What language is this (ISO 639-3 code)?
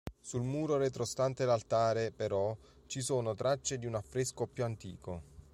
ita